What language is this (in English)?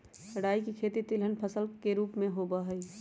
Magahi